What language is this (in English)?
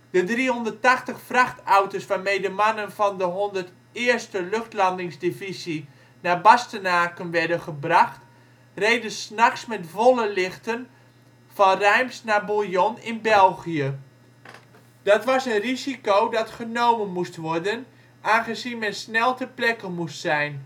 Dutch